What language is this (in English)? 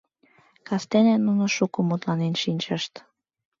Mari